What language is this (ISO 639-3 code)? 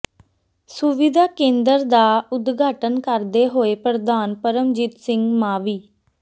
pan